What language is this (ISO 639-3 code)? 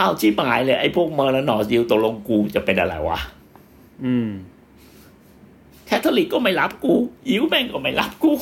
tha